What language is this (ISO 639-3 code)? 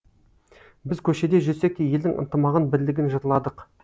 kaz